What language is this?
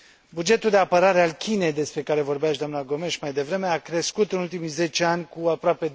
Romanian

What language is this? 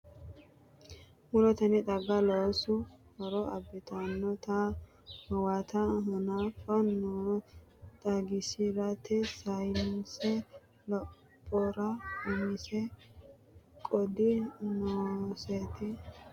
Sidamo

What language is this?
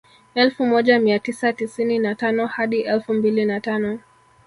Swahili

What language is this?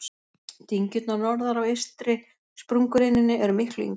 Icelandic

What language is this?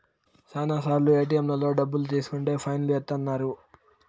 Telugu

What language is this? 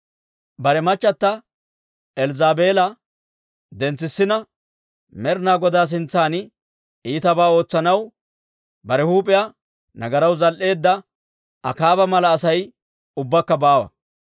Dawro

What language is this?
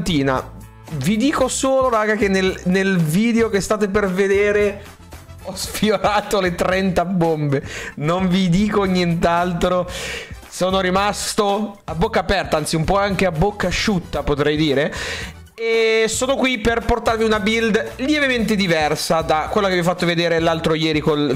Italian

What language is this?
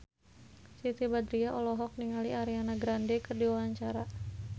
Sundanese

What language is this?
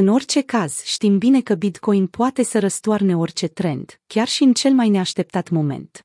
Romanian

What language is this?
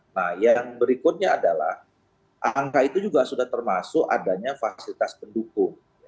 Indonesian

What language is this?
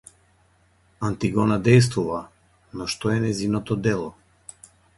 Macedonian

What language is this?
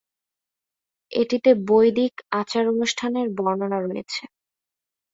Bangla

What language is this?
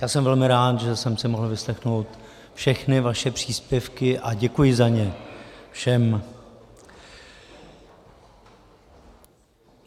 Czech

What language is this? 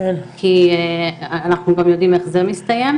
Hebrew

